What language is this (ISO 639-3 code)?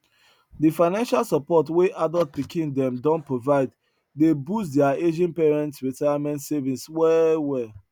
pcm